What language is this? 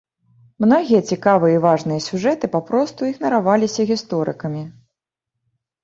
Belarusian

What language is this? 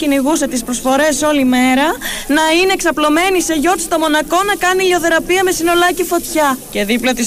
Greek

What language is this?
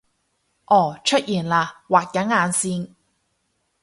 Cantonese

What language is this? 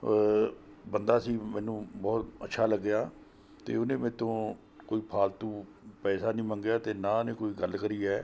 Punjabi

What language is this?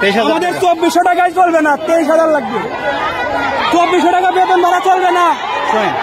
Arabic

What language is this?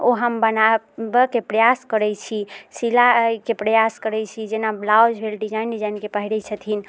Maithili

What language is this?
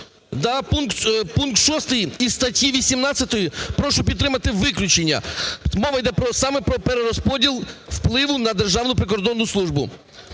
Ukrainian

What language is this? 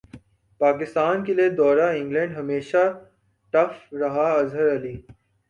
Urdu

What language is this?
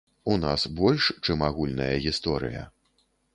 Belarusian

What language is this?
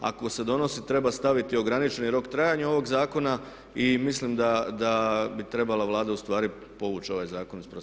Croatian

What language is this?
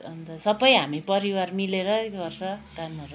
Nepali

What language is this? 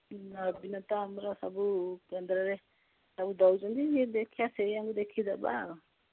Odia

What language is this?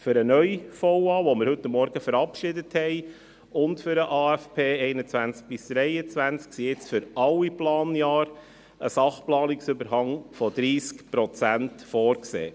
Swiss German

